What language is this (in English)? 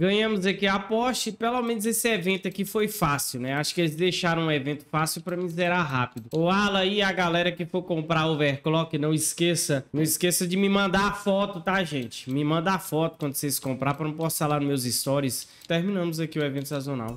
Portuguese